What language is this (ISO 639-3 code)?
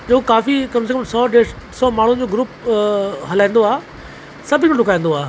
snd